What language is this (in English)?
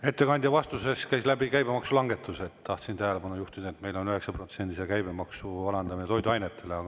Estonian